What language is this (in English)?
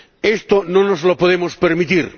Spanish